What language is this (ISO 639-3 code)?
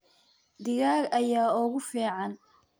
som